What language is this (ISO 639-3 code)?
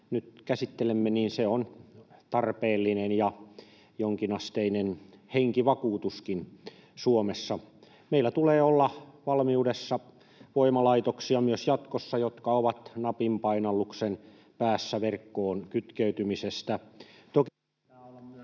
fin